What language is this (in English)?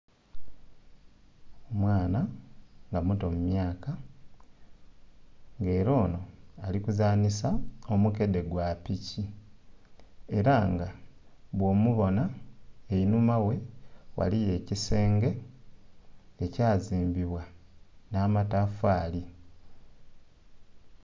Soga